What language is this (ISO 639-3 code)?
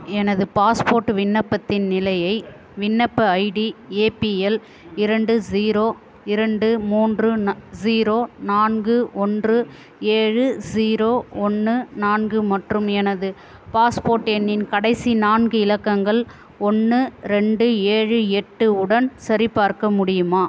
tam